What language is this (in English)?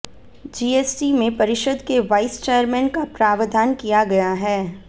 Hindi